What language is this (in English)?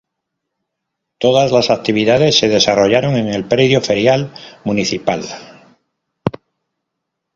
Spanish